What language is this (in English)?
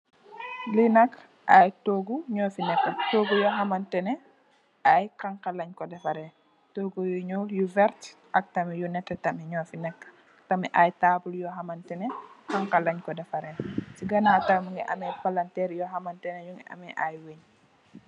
Wolof